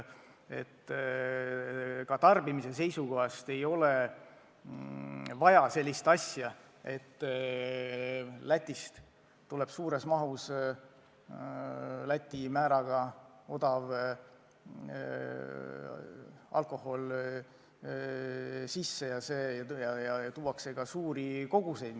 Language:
Estonian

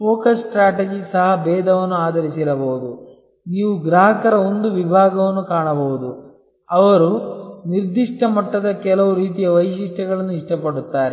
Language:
Kannada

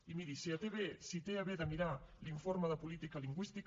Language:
Catalan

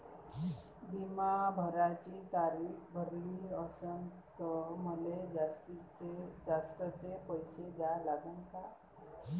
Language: Marathi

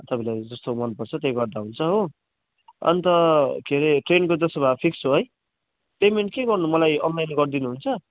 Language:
Nepali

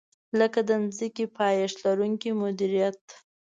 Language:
Pashto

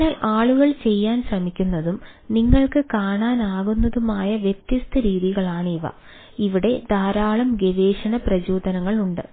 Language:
Malayalam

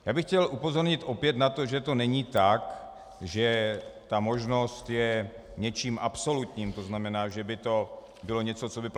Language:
Czech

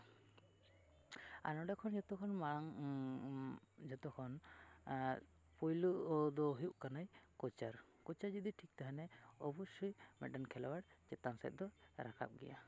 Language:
Santali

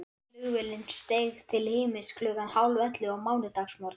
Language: Icelandic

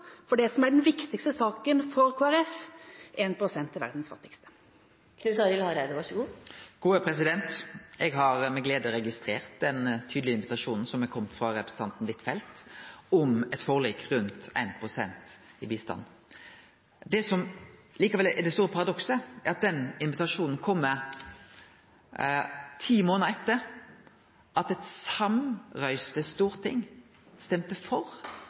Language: Norwegian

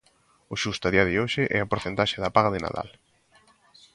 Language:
Galician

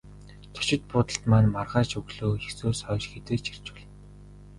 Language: Mongolian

